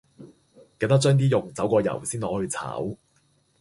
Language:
Cantonese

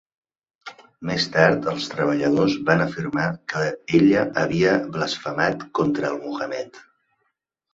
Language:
Catalan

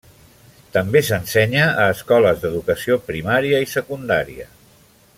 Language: Catalan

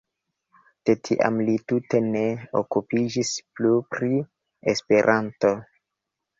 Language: Esperanto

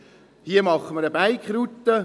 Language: Swiss German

